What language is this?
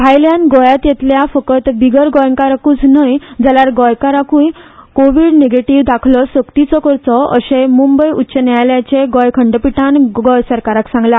Konkani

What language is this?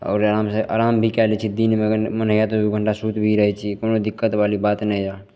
Maithili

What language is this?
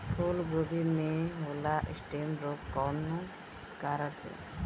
Bhojpuri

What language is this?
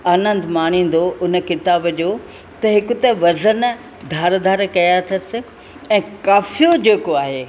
Sindhi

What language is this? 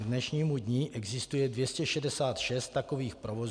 Czech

